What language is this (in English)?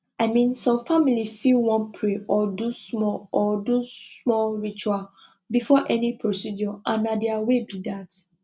Nigerian Pidgin